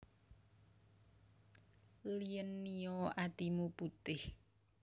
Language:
Javanese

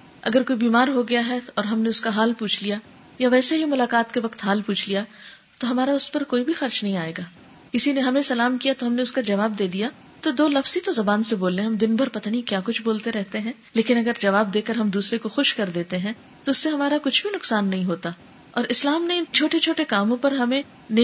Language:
Urdu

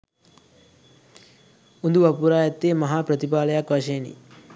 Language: Sinhala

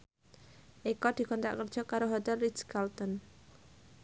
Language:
Javanese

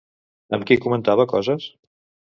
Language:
Catalan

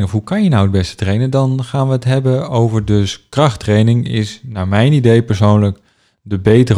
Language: Dutch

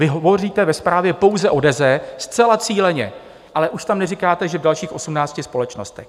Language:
Czech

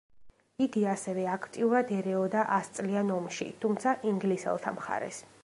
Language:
Georgian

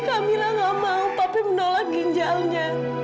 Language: Indonesian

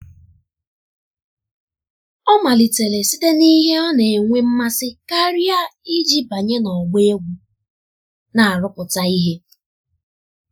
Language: Igbo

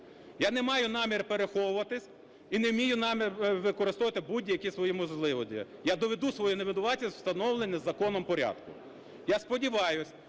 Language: Ukrainian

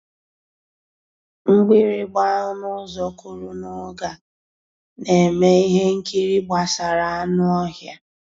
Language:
Igbo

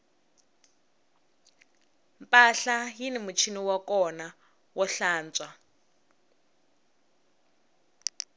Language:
Tsonga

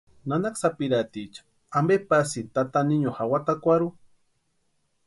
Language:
Western Highland Purepecha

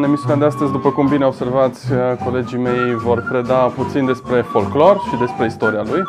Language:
Romanian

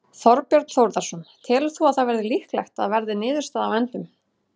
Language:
Icelandic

